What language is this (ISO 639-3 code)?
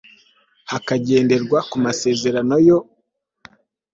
kin